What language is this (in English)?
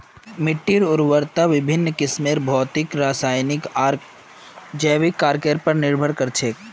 Magahi